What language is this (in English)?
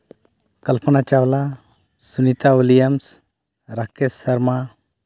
Santali